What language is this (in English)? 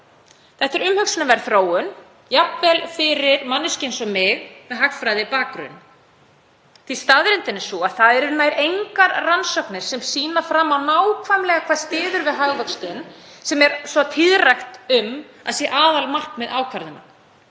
Icelandic